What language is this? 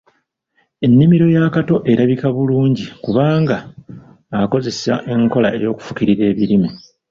Ganda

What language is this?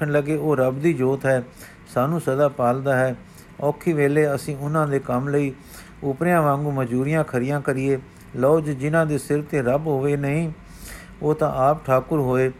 Punjabi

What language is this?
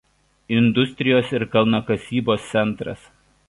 Lithuanian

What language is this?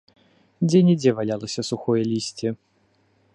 Belarusian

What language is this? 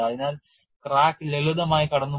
Malayalam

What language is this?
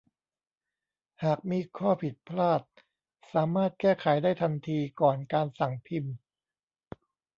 Thai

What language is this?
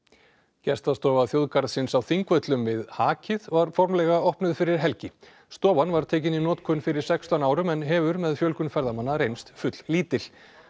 Icelandic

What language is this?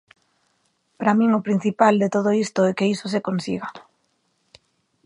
Galician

